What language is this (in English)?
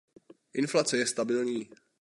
Czech